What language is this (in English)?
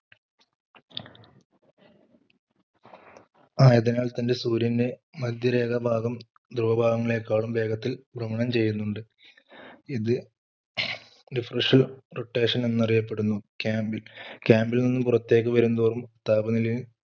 Malayalam